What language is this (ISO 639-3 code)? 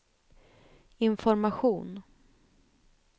swe